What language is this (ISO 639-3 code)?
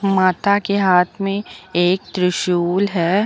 hin